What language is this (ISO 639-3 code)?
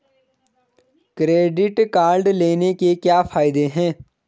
hin